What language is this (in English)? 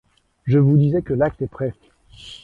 French